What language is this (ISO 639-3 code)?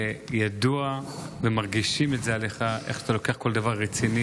heb